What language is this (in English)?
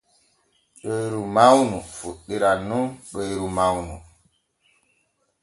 Borgu Fulfulde